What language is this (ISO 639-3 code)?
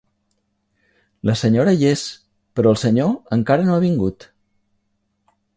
cat